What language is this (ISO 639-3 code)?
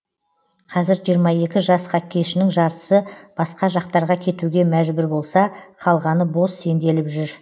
kaz